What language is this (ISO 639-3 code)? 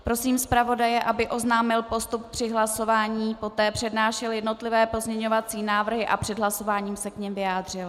ces